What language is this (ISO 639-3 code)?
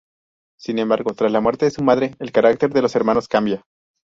spa